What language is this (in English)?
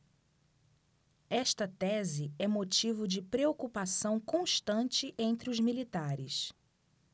Portuguese